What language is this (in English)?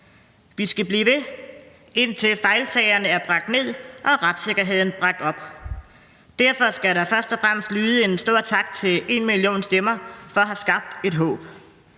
Danish